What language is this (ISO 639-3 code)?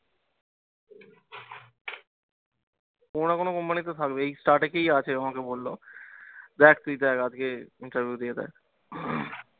ben